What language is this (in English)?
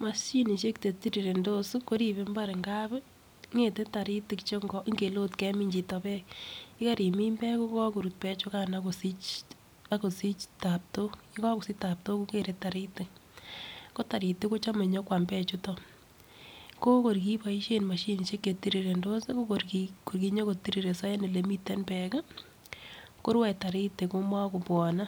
Kalenjin